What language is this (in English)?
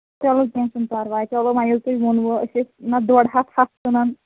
Kashmiri